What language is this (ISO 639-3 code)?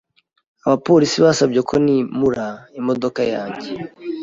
kin